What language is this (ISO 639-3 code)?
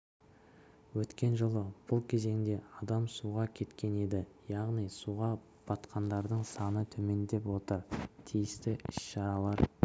kaz